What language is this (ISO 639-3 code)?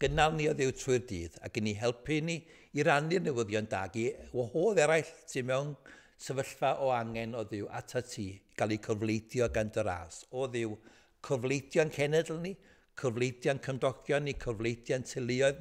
nld